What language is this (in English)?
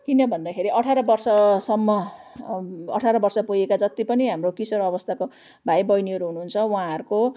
Nepali